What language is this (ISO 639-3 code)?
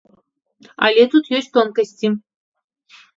bel